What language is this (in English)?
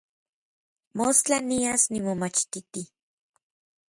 Orizaba Nahuatl